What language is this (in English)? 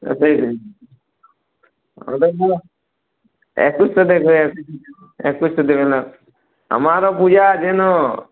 Bangla